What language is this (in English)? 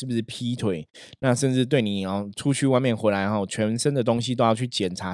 Chinese